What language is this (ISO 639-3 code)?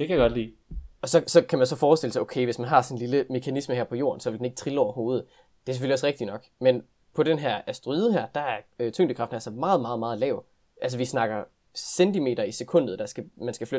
dan